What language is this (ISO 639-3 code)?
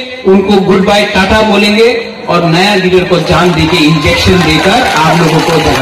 hin